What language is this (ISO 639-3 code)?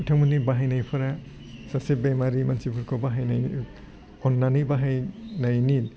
brx